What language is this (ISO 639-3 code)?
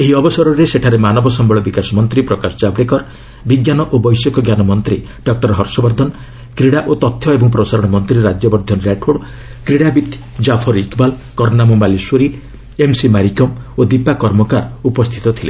ori